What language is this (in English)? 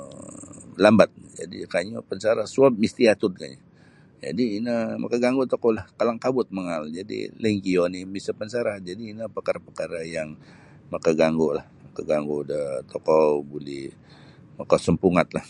Sabah Bisaya